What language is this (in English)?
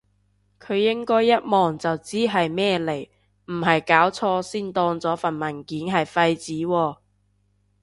Cantonese